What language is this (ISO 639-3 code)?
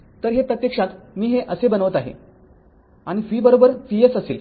mar